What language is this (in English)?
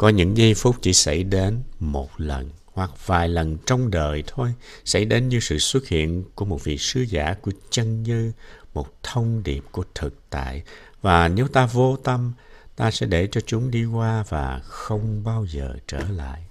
Vietnamese